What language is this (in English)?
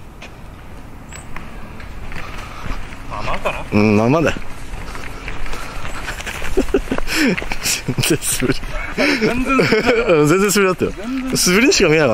Japanese